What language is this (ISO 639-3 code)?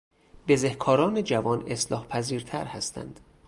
fas